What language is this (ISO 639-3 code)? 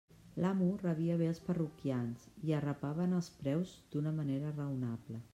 cat